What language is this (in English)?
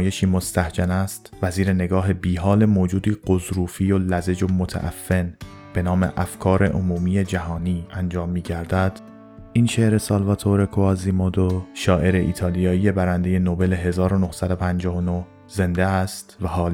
Persian